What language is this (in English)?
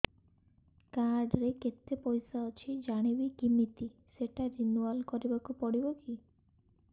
Odia